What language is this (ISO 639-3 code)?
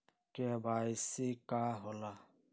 mag